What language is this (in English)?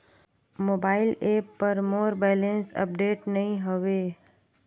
Chhattisgarhi